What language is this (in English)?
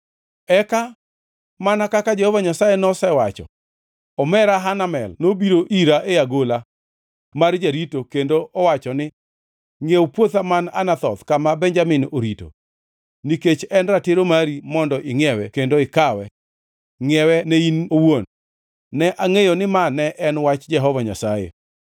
Luo (Kenya and Tanzania)